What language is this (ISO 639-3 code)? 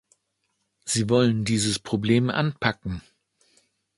deu